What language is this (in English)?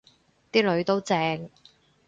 Cantonese